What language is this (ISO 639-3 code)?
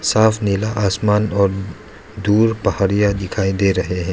hin